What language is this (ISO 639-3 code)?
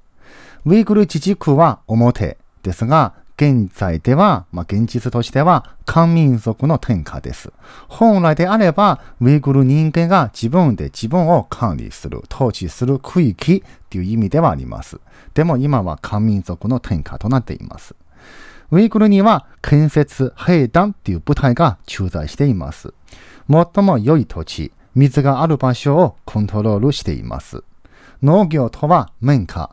jpn